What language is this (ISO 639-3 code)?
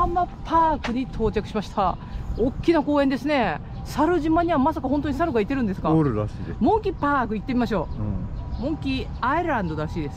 jpn